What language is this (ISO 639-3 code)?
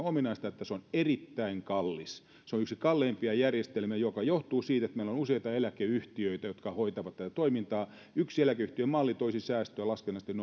fin